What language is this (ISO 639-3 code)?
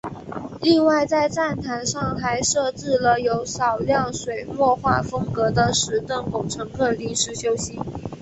zho